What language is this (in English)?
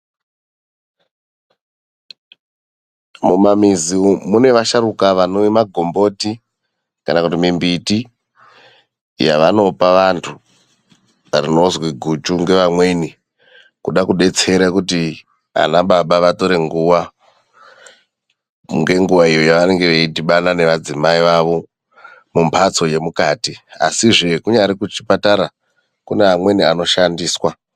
Ndau